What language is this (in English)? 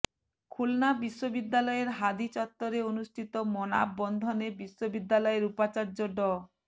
Bangla